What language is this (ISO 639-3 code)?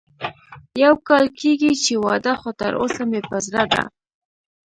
pus